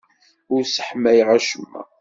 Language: Kabyle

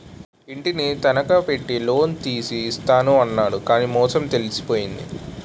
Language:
Telugu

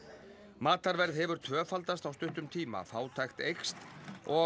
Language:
Icelandic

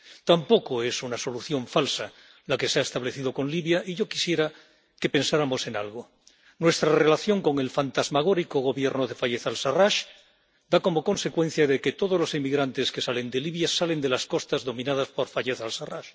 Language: Spanish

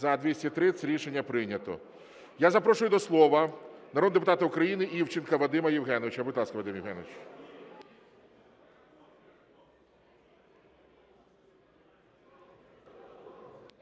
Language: Ukrainian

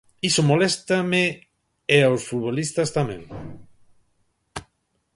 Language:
Galician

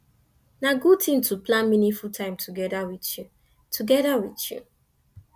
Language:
Nigerian Pidgin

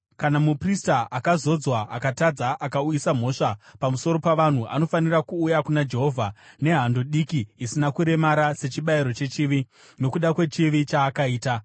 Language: Shona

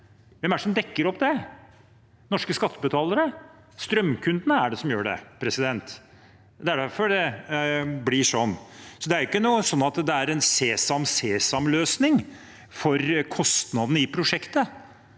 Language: Norwegian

